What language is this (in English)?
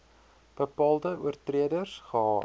Afrikaans